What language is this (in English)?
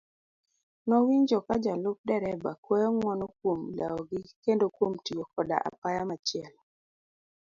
Luo (Kenya and Tanzania)